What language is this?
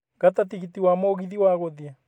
Kikuyu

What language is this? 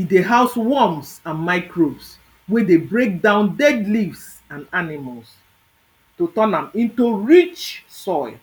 Nigerian Pidgin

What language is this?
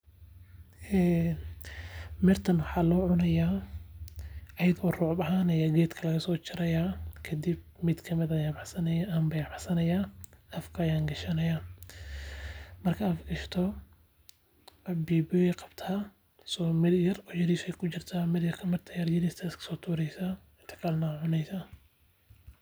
Somali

